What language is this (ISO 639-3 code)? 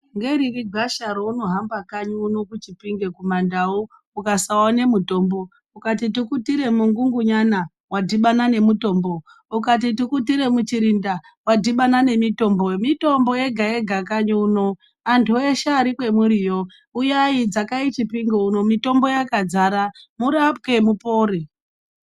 ndc